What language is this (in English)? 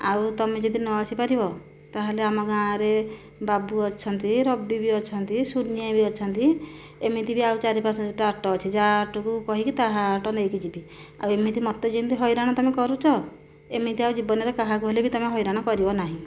Odia